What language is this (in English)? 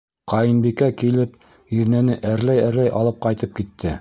Bashkir